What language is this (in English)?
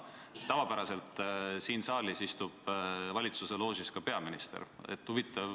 Estonian